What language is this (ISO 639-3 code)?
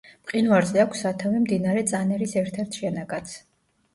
kat